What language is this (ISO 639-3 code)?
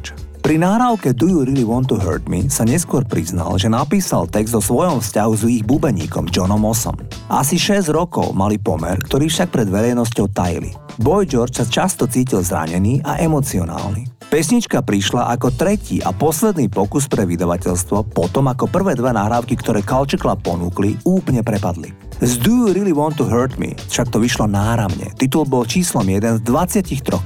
slk